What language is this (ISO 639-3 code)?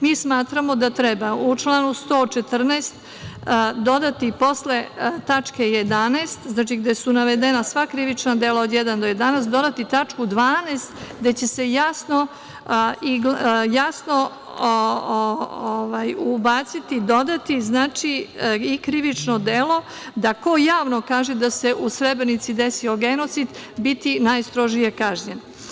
srp